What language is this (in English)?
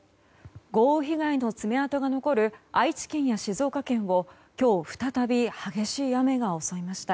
Japanese